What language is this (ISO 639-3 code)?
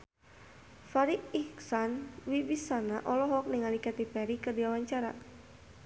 sun